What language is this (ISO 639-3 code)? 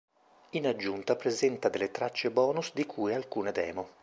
ita